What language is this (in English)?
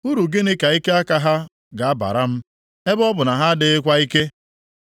Igbo